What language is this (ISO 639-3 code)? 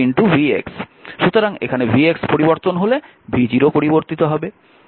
ben